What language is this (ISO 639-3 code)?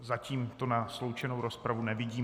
ces